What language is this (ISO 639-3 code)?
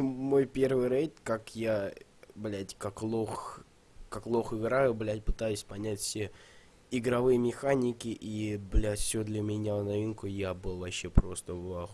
rus